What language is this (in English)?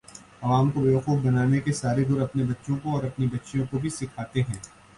Urdu